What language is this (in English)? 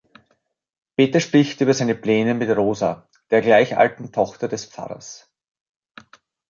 German